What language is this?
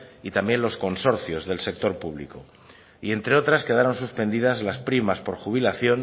Spanish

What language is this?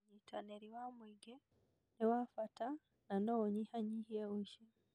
Kikuyu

